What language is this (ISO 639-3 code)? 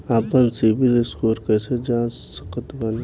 bho